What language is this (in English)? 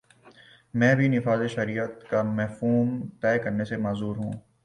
Urdu